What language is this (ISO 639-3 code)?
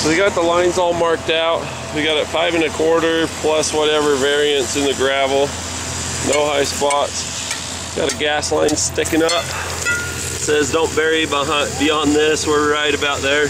eng